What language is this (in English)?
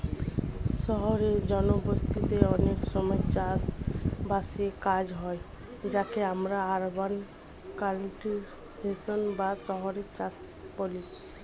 Bangla